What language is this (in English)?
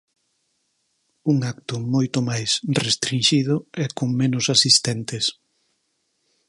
Galician